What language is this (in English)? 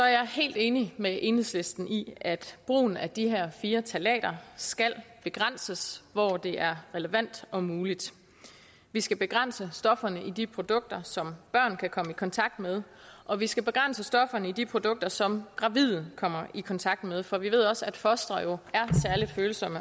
Danish